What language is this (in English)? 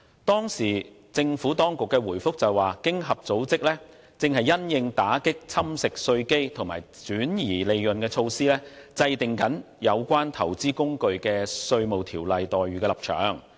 Cantonese